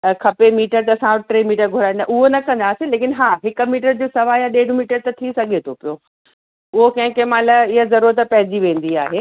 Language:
Sindhi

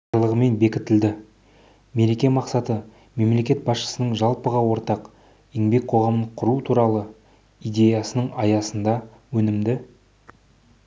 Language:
Kazakh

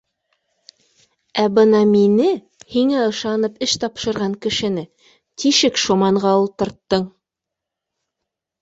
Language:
Bashkir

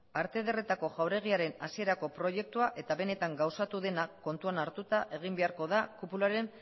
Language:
Basque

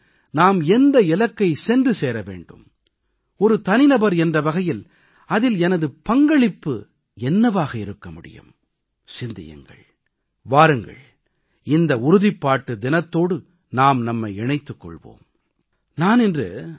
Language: Tamil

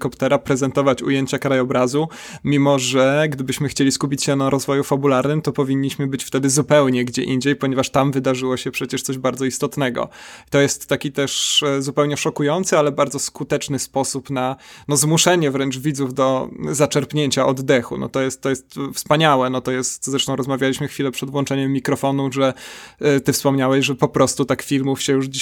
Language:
Polish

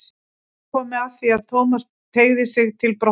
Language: Icelandic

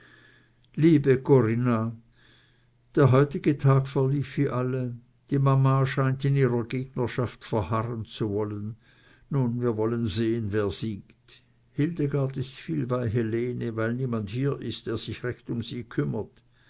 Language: German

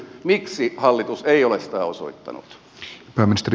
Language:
Finnish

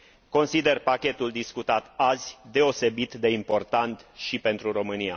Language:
Romanian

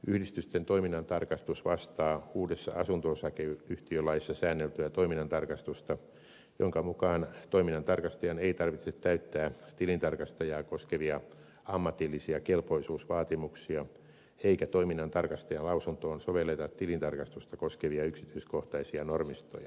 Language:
Finnish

